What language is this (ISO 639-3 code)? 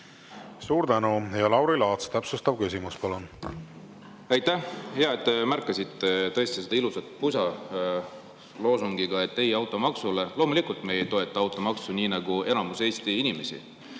est